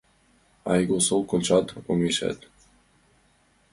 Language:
Mari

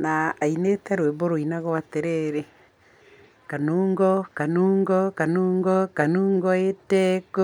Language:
Kikuyu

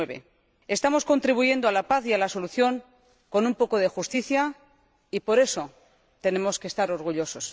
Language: Spanish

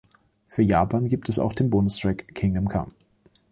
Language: German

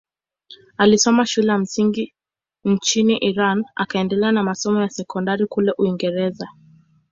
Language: Swahili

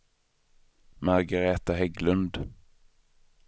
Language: Swedish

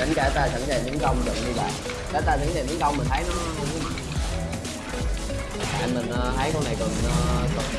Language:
Vietnamese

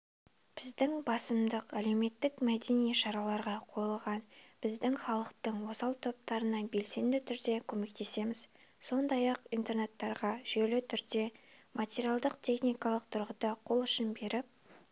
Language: Kazakh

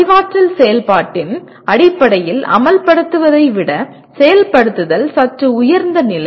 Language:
Tamil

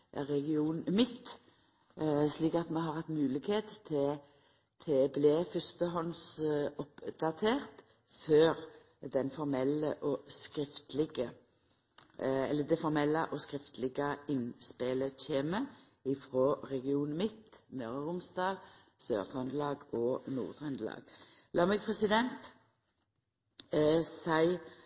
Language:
Norwegian Nynorsk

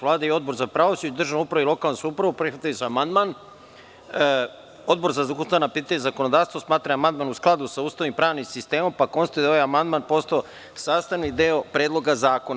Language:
Serbian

